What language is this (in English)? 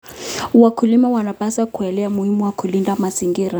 Kalenjin